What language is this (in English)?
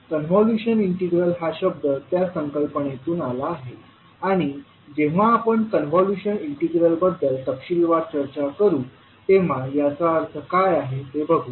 Marathi